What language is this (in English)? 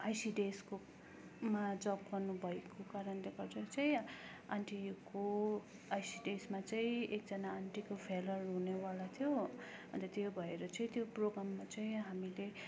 Nepali